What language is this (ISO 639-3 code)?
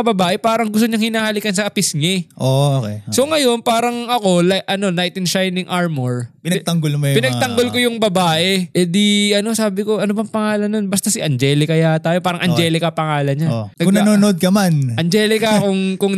fil